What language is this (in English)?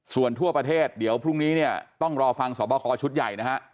Thai